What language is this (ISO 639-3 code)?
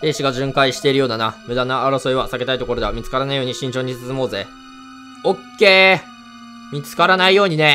jpn